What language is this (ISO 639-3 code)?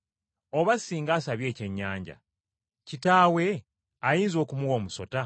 lug